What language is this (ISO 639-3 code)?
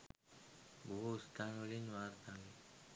sin